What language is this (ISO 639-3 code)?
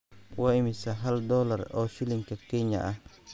som